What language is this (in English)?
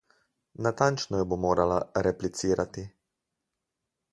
Slovenian